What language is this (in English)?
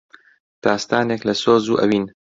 Central Kurdish